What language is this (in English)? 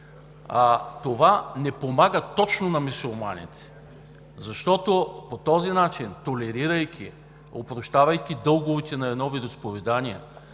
Bulgarian